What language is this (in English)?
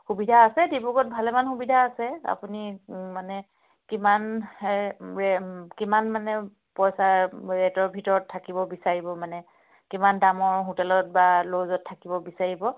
Assamese